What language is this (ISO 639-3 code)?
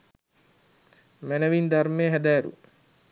sin